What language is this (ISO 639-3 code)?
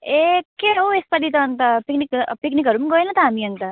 nep